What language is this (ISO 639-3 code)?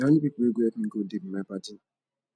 pcm